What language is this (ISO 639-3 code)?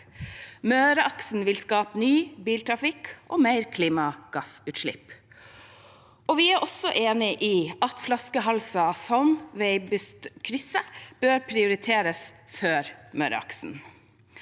nor